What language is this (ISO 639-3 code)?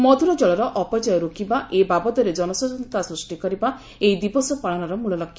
ori